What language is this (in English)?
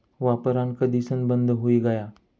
Marathi